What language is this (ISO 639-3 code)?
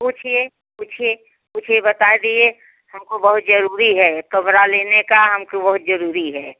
hin